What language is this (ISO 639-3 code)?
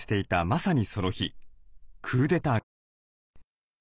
jpn